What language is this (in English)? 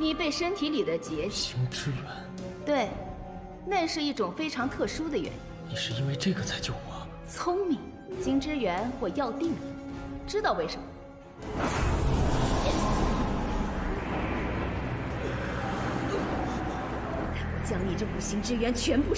Indonesian